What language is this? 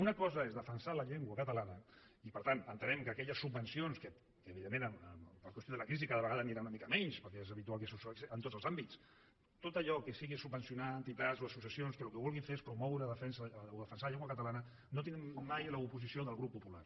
Catalan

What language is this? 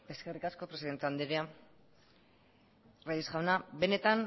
Basque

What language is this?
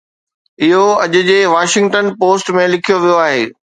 Sindhi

